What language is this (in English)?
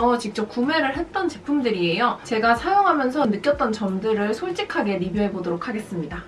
Korean